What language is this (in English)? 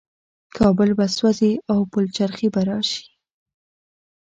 Pashto